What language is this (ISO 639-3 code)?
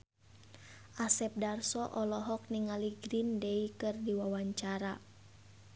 sun